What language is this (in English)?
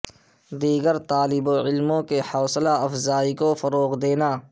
Urdu